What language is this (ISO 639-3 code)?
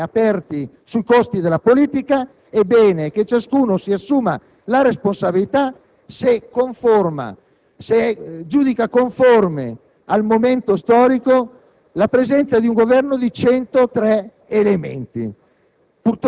ita